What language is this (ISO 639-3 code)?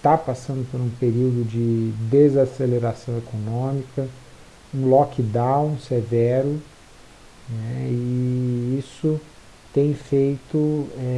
por